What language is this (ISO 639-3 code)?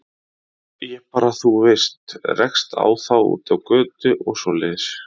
isl